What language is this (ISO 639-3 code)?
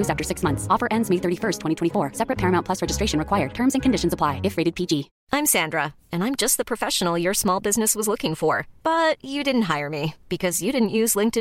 urd